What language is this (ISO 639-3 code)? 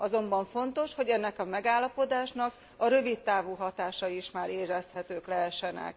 hun